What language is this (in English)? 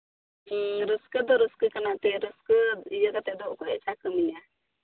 Santali